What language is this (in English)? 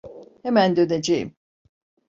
Turkish